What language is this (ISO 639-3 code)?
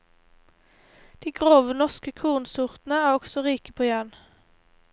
nor